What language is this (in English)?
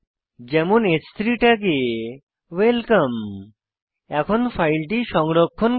Bangla